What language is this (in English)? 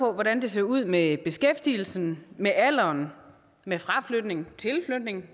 Danish